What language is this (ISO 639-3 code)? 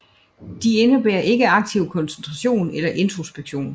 dan